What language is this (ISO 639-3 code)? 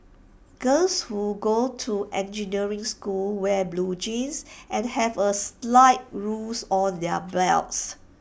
eng